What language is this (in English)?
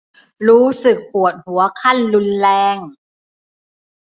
Thai